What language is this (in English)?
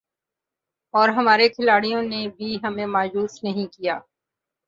Urdu